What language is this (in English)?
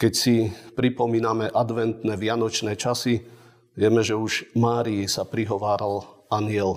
Slovak